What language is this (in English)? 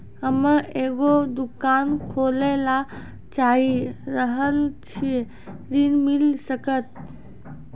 Maithili